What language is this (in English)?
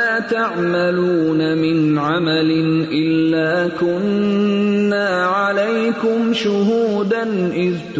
Urdu